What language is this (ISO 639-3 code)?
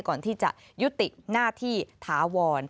tha